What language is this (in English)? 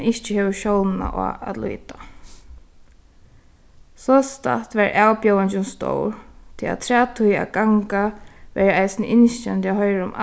Faroese